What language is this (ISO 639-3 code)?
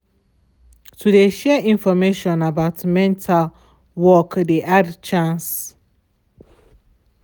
pcm